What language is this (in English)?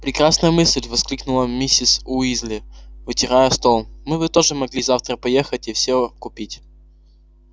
Russian